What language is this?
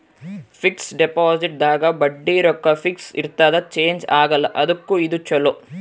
Kannada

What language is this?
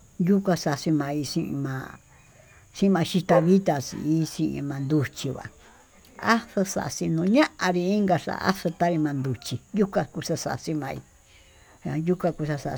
Tututepec Mixtec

